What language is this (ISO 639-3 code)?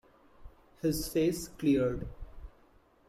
eng